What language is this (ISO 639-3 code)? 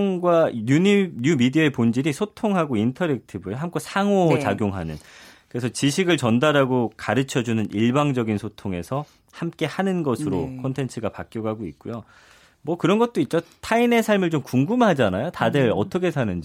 kor